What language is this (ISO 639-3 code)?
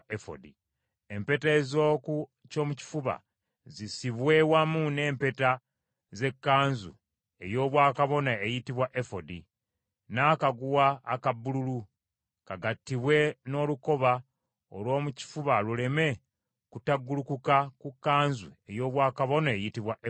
lug